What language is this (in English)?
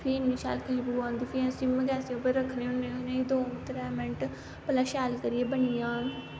Dogri